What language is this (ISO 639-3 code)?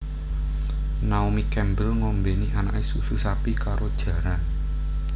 jav